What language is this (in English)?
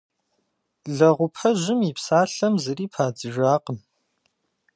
Kabardian